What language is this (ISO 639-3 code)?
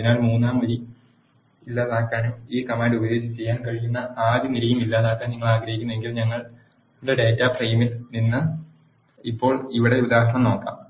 mal